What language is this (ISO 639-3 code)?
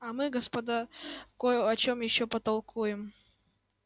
rus